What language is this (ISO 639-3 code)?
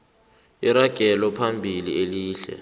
nbl